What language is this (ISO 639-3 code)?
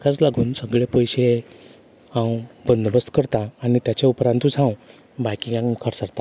kok